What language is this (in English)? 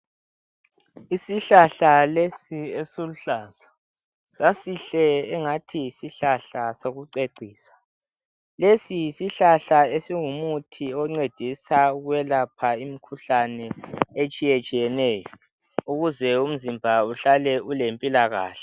North Ndebele